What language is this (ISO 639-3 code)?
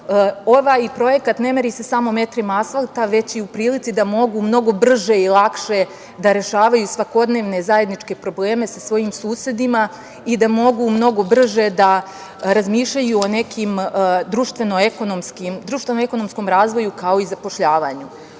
srp